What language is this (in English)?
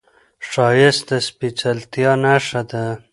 Pashto